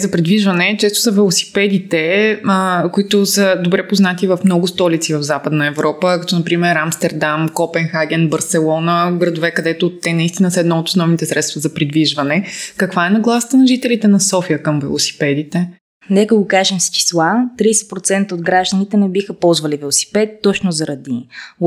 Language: Bulgarian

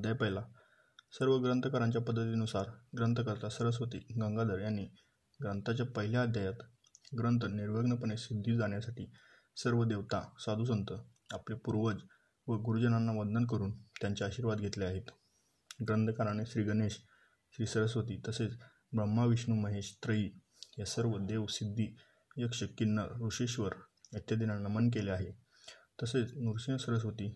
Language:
Marathi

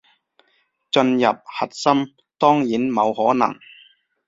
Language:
Cantonese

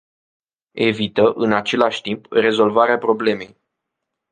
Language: Romanian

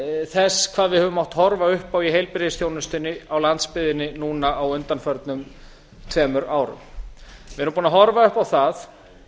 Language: Icelandic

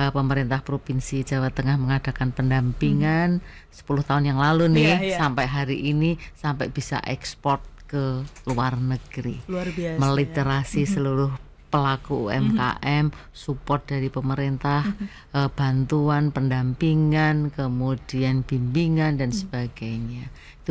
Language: Indonesian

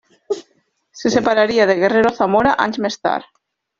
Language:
Catalan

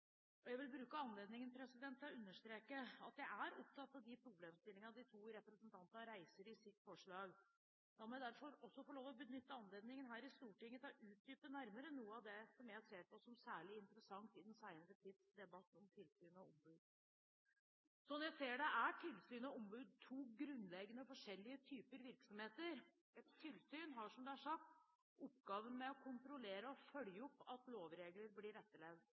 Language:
Norwegian Bokmål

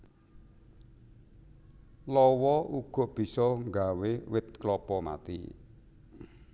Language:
Javanese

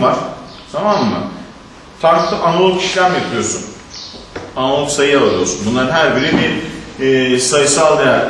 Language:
Turkish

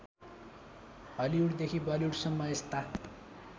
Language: Nepali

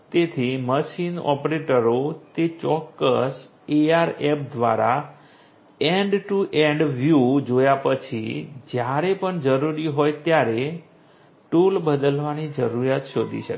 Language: Gujarati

